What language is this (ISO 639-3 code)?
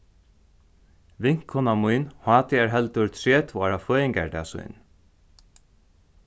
fao